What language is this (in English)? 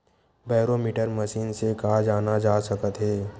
Chhattisgarhi